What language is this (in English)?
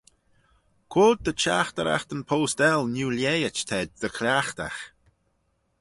Manx